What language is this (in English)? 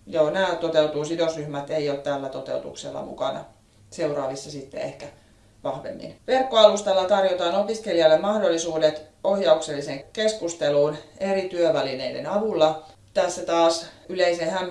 Finnish